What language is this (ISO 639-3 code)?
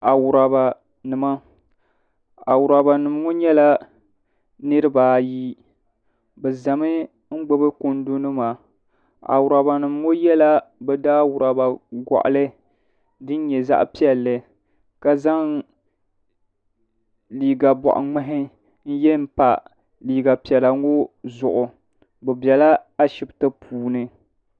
dag